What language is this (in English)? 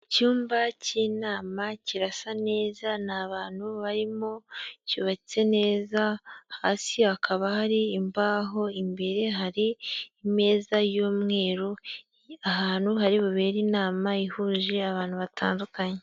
Kinyarwanda